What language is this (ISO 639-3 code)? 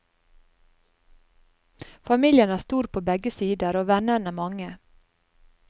nor